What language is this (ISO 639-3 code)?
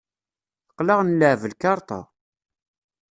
kab